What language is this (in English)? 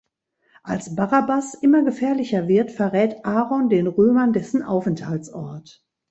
German